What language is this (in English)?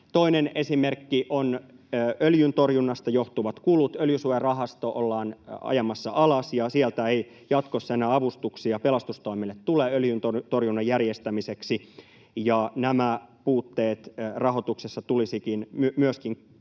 Finnish